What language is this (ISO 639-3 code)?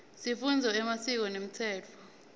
ssw